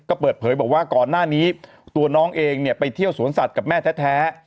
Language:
Thai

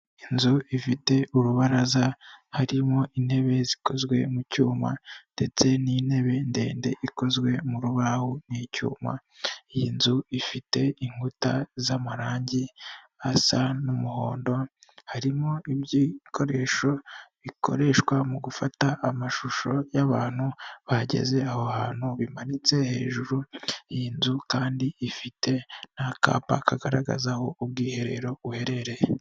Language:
Kinyarwanda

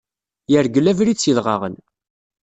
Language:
Kabyle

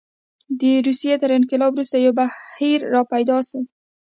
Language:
Pashto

